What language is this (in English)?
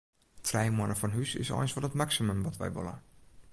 Western Frisian